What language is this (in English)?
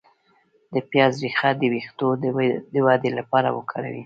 Pashto